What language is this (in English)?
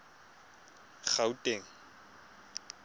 Tswana